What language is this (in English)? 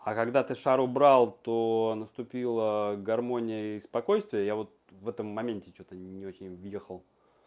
Russian